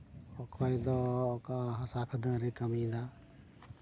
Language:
Santali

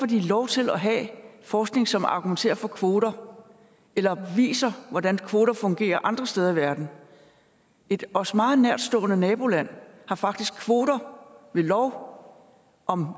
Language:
Danish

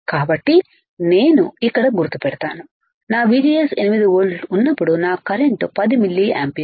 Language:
Telugu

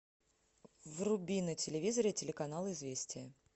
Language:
Russian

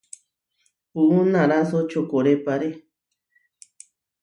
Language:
Huarijio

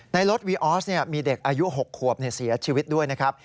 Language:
Thai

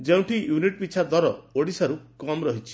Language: Odia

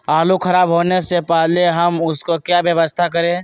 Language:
Magahi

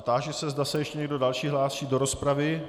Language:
Czech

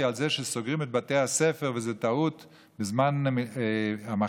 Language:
Hebrew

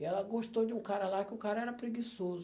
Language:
Portuguese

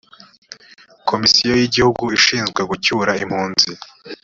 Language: Kinyarwanda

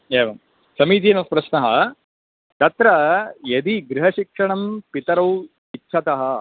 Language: Sanskrit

